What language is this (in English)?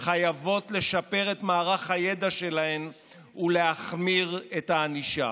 Hebrew